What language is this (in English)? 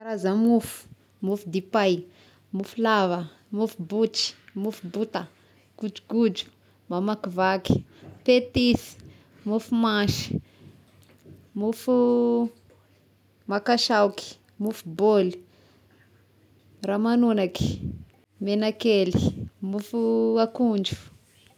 Tesaka Malagasy